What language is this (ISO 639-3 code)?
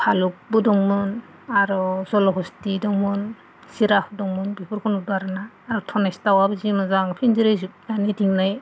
brx